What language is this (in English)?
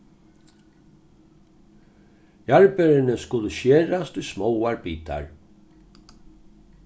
Faroese